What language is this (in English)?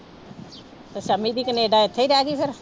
Punjabi